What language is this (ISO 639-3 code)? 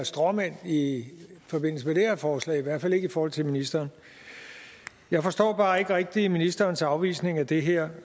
dan